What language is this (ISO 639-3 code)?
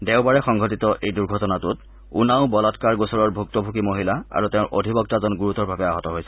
asm